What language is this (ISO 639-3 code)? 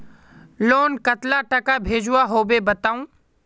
mag